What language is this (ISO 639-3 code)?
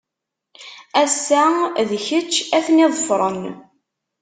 kab